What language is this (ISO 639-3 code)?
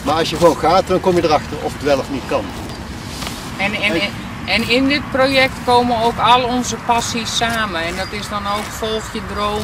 nld